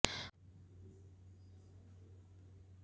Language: Hindi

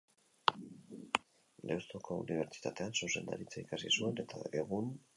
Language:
Basque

